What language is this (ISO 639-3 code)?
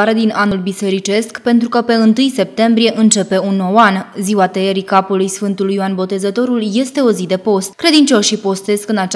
ron